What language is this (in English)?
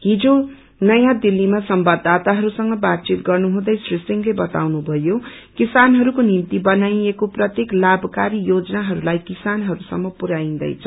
Nepali